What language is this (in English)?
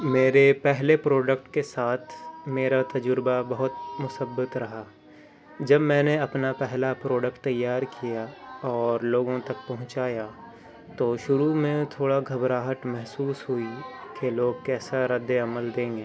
Urdu